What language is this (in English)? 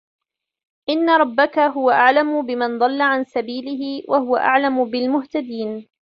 Arabic